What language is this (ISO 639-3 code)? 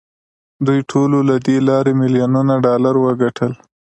pus